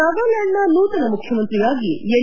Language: Kannada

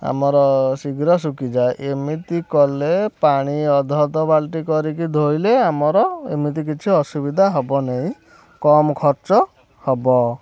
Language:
Odia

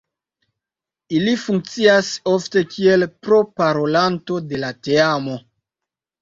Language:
Esperanto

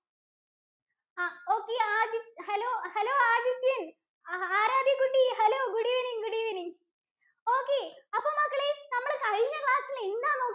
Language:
Malayalam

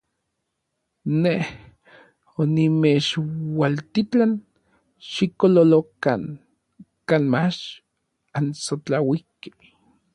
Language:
Orizaba Nahuatl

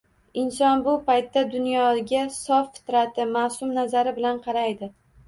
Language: Uzbek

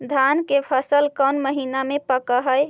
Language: Magahi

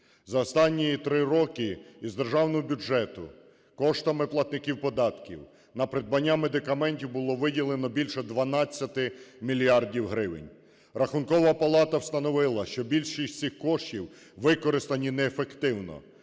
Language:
Ukrainian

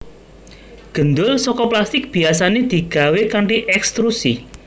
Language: Javanese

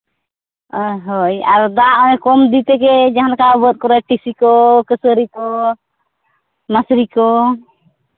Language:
Santali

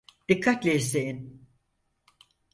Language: Turkish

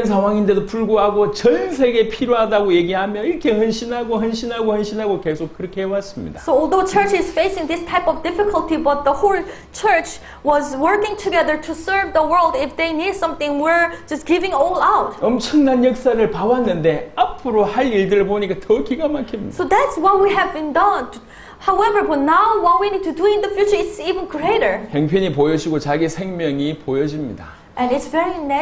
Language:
Korean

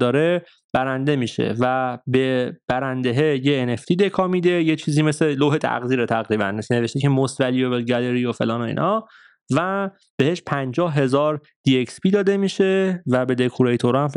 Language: Persian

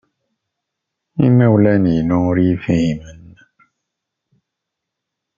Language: Kabyle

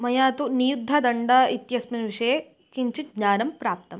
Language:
Sanskrit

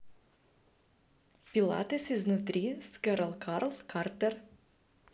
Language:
Russian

